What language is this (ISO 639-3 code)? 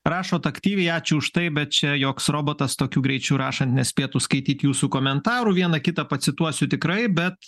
lit